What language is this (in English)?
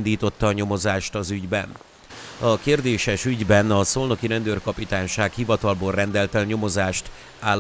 Hungarian